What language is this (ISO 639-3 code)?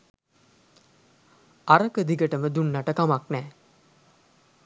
sin